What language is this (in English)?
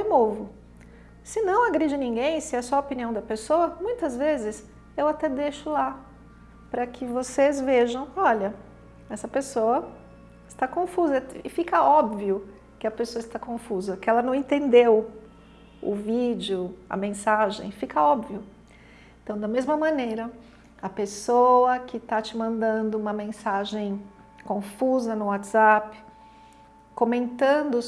Portuguese